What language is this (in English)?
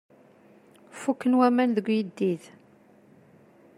Kabyle